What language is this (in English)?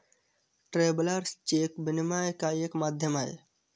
Hindi